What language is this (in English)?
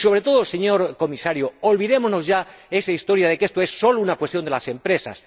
Spanish